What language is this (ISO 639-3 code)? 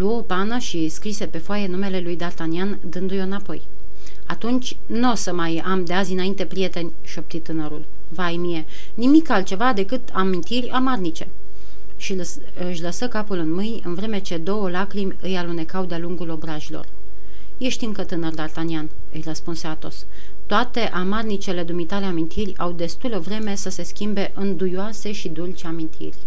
ron